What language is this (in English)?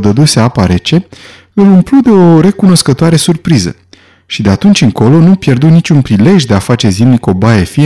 Romanian